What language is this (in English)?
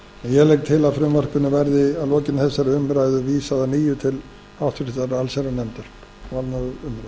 Icelandic